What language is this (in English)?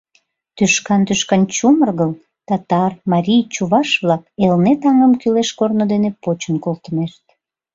Mari